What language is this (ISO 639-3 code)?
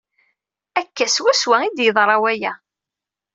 kab